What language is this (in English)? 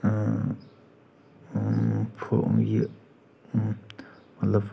Kashmiri